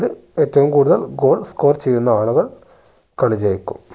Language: Malayalam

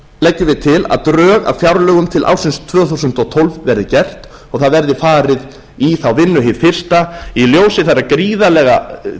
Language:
Icelandic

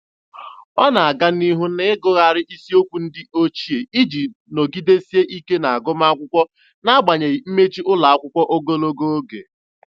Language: Igbo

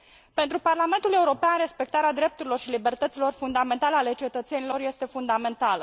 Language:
Romanian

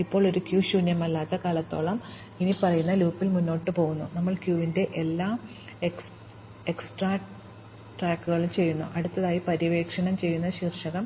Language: Malayalam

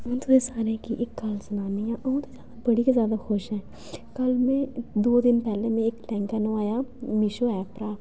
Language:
Dogri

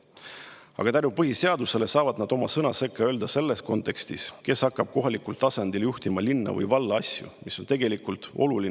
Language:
Estonian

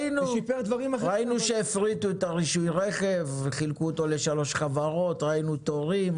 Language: Hebrew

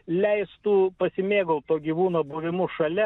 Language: Lithuanian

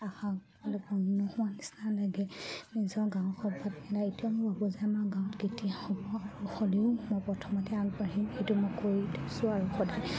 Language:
Assamese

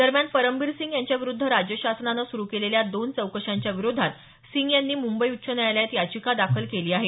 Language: Marathi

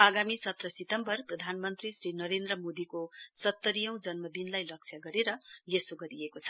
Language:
Nepali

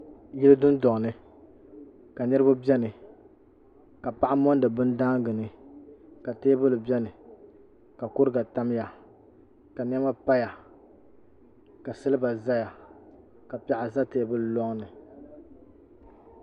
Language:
Dagbani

